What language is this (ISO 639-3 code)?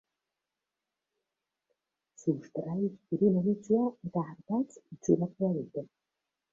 eus